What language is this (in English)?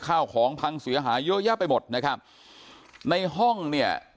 Thai